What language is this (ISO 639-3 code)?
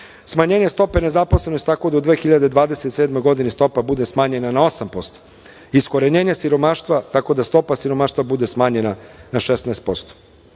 srp